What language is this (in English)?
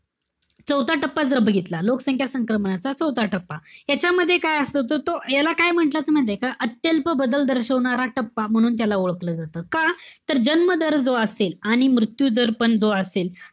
Marathi